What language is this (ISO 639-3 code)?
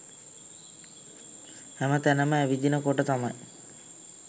sin